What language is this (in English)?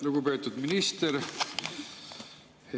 Estonian